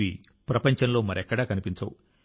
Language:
Telugu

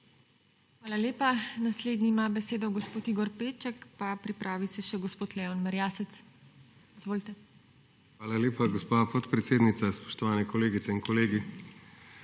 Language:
Slovenian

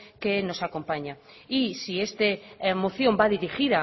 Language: Spanish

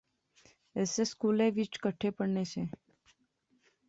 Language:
Pahari-Potwari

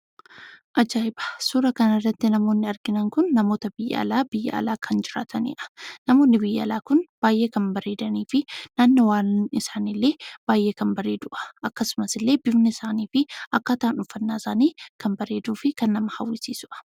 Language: Oromo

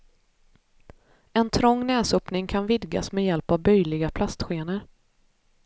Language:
Swedish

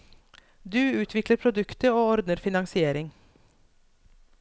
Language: Norwegian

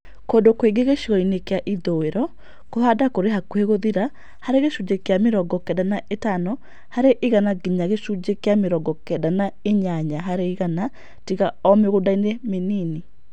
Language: Kikuyu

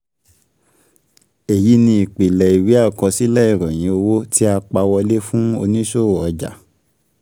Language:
Yoruba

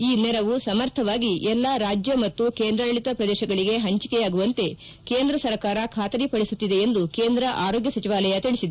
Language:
Kannada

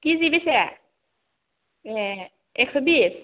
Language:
Bodo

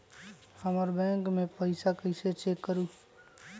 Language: Magahi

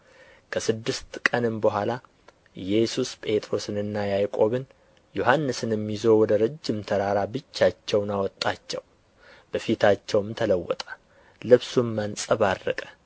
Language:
Amharic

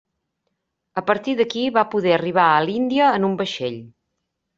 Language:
Catalan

